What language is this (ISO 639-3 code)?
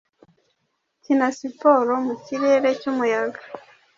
kin